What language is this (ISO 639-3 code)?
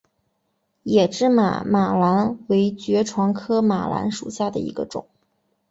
zho